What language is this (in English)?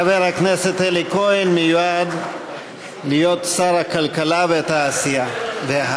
Hebrew